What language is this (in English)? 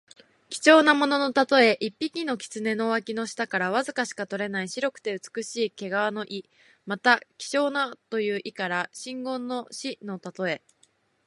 Japanese